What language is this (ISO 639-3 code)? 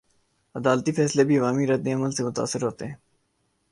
urd